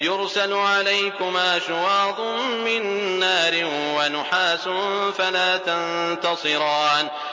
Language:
Arabic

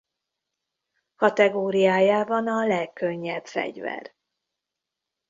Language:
Hungarian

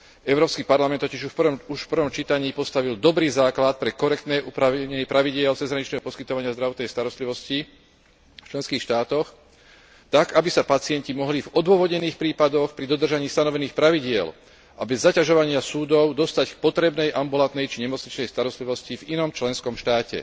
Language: Slovak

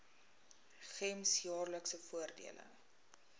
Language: Afrikaans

